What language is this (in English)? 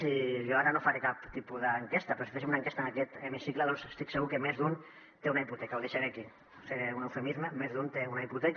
Catalan